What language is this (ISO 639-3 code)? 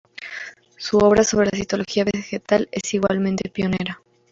spa